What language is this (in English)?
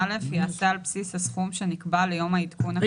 Hebrew